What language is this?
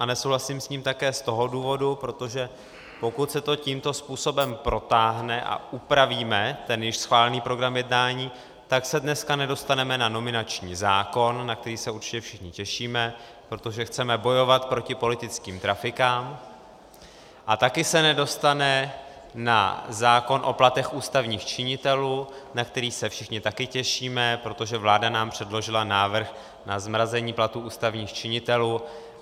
Czech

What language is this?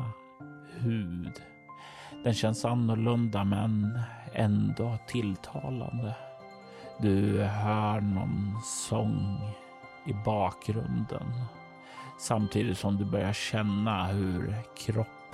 Swedish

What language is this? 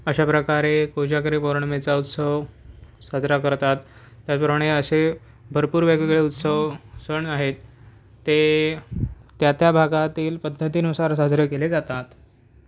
Marathi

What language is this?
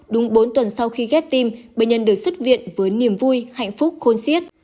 Vietnamese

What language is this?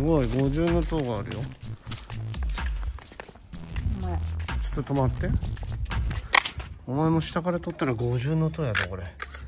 Japanese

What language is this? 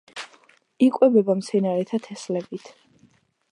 Georgian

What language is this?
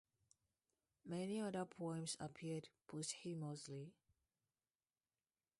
English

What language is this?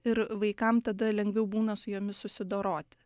Lithuanian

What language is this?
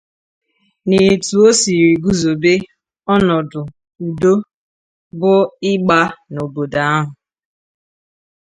Igbo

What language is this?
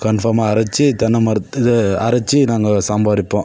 Tamil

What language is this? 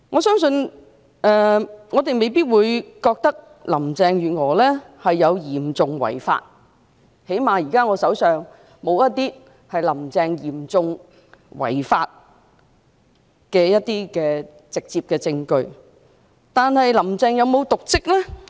Cantonese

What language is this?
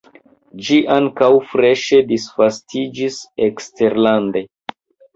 Esperanto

